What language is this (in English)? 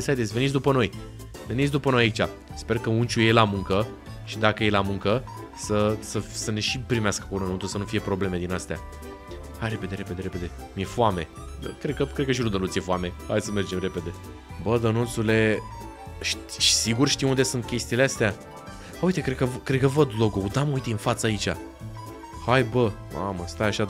Romanian